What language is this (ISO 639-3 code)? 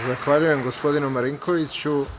srp